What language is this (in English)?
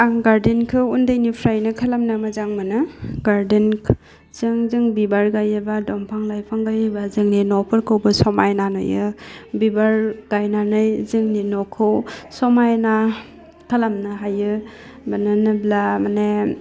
Bodo